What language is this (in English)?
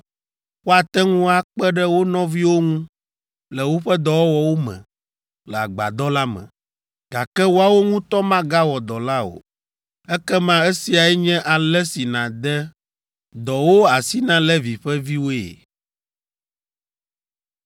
Ewe